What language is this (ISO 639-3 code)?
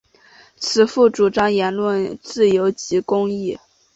zho